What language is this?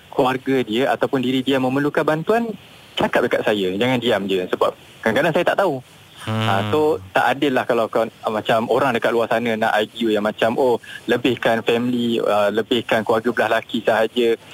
Malay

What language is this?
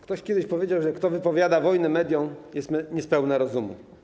Polish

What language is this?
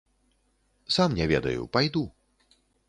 Belarusian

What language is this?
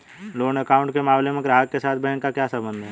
Hindi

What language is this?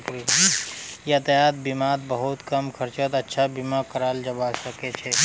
Magahi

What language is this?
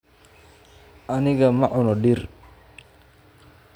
Somali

